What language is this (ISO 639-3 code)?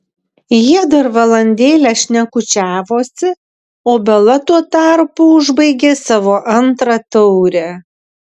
lit